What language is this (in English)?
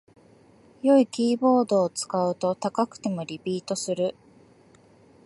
Japanese